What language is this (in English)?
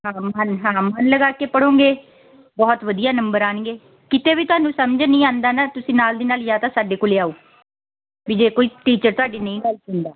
Punjabi